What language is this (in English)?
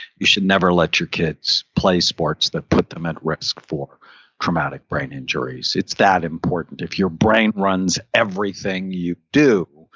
English